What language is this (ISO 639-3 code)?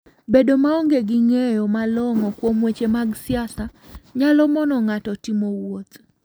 luo